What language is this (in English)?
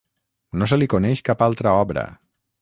Catalan